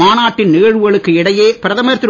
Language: Tamil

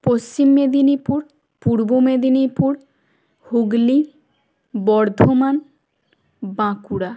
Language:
Bangla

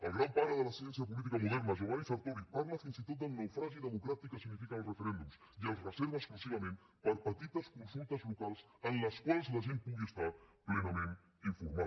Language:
Catalan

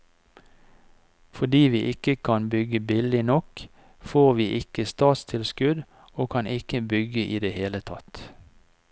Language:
Norwegian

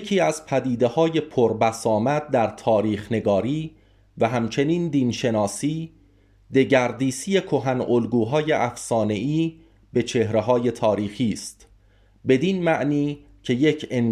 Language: Persian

